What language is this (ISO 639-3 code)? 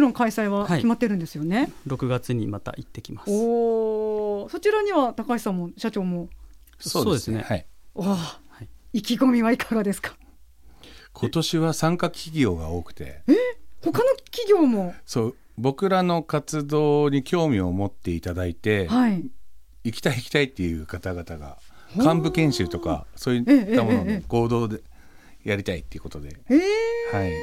jpn